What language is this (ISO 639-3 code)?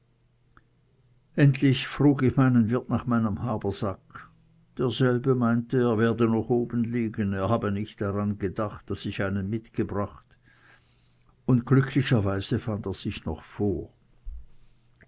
deu